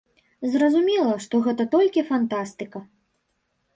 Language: Belarusian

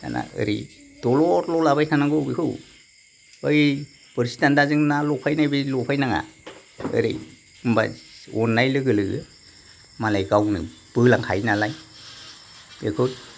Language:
Bodo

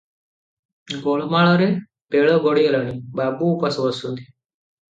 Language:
Odia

